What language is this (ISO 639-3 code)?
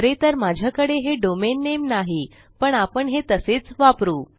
mar